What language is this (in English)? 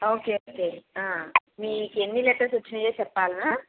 Telugu